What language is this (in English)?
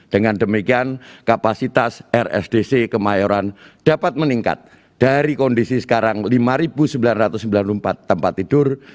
Indonesian